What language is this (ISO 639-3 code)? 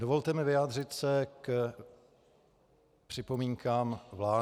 ces